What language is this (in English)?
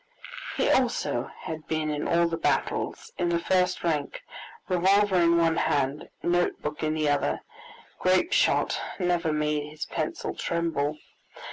English